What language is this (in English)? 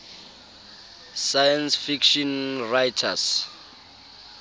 Southern Sotho